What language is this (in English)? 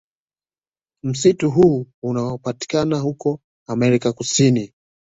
Swahili